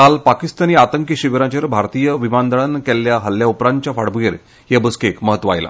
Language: Konkani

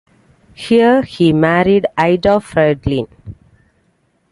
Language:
English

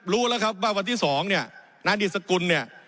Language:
Thai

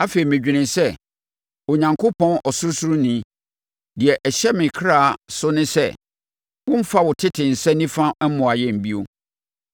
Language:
Akan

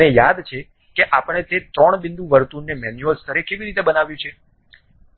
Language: Gujarati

